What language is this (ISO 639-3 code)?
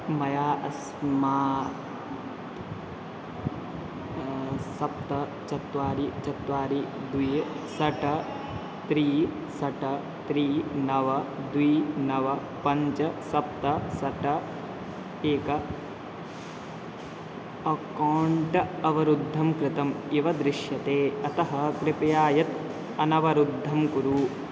san